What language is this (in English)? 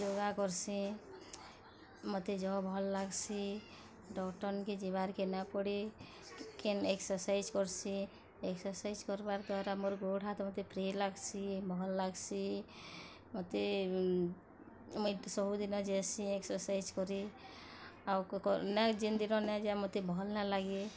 Odia